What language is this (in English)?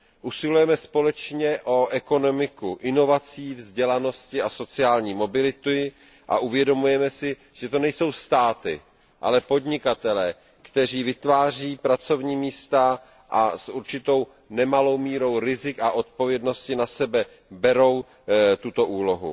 Czech